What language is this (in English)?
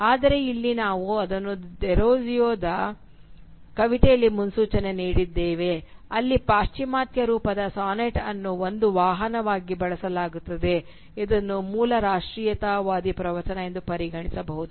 Kannada